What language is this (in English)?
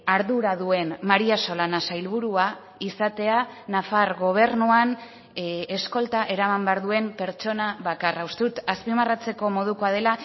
Basque